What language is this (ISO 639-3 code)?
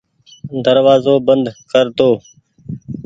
gig